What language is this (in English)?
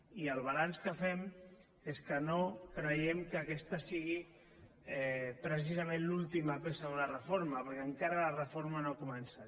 Catalan